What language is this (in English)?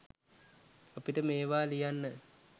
Sinhala